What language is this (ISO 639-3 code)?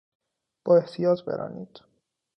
fas